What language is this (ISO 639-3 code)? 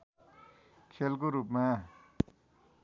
nep